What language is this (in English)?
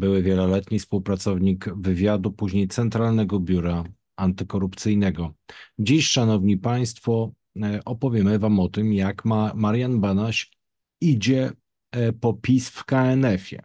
Polish